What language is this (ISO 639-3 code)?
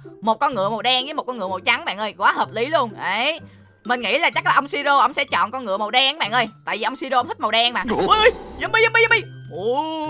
vie